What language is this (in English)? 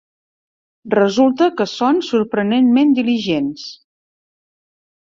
Catalan